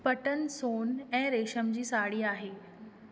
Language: Sindhi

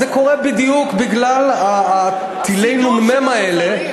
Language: Hebrew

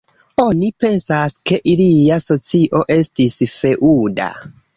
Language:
Esperanto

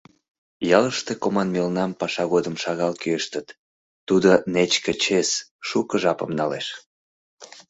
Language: Mari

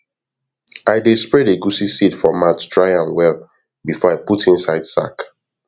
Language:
Nigerian Pidgin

